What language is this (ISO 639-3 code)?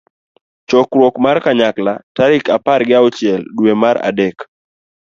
luo